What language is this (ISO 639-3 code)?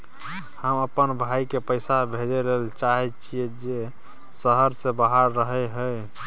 mai